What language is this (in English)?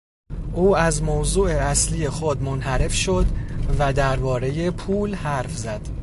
Persian